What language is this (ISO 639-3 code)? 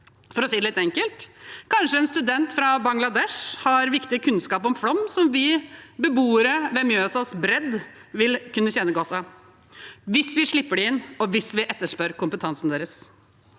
nor